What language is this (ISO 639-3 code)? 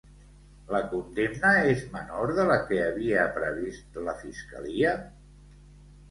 cat